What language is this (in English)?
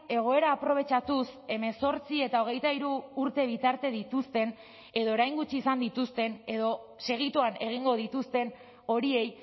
Basque